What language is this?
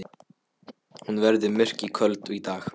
Icelandic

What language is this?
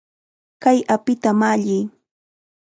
Chiquián Ancash Quechua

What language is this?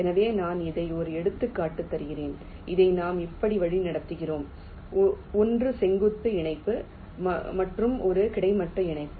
Tamil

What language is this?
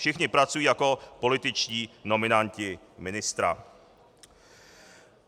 Czech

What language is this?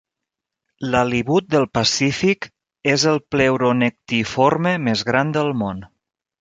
Catalan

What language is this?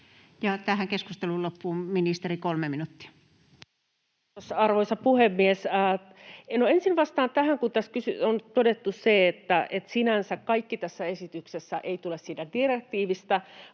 Finnish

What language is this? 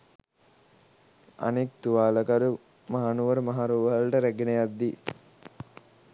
Sinhala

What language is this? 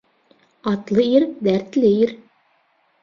Bashkir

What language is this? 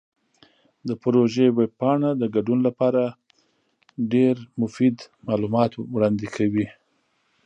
Pashto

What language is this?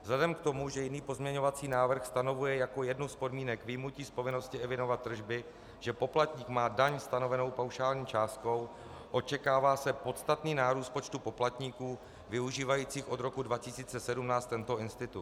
Czech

